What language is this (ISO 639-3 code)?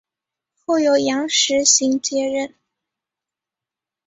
zho